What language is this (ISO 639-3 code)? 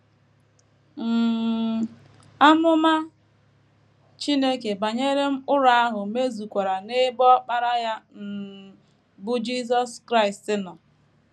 ibo